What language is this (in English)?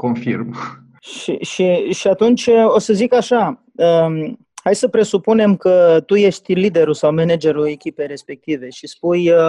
Romanian